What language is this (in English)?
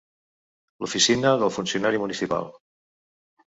Catalan